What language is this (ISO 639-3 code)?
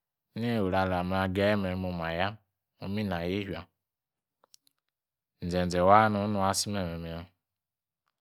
ekr